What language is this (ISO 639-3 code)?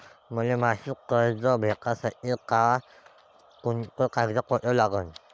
mar